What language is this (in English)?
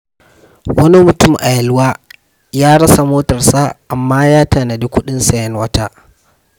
Hausa